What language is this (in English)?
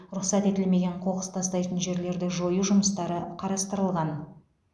Kazakh